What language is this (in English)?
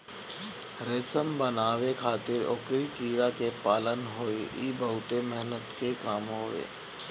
Bhojpuri